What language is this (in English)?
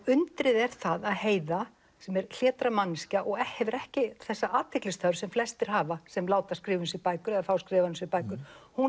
Icelandic